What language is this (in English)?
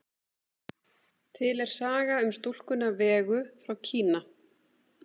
Icelandic